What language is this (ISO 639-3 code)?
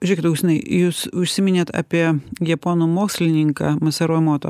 lit